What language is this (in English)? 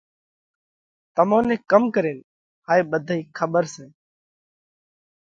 Parkari Koli